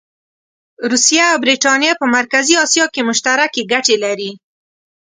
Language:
Pashto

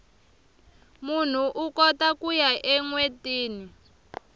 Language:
Tsonga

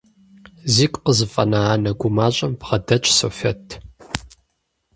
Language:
Kabardian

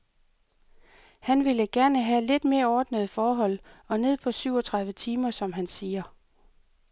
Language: Danish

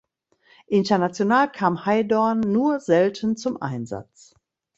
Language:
German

